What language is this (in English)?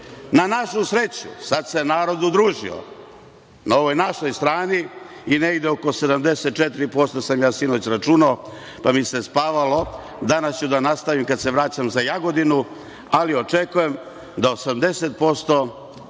Serbian